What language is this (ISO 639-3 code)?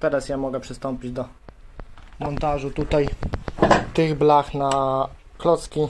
pol